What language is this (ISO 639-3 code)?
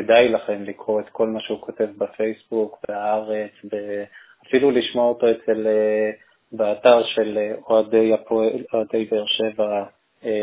heb